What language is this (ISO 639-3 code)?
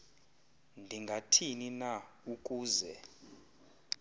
xho